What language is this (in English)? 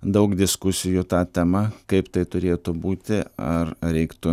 Lithuanian